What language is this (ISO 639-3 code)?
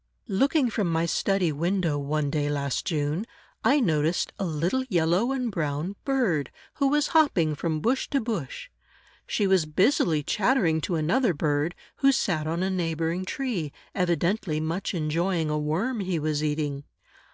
eng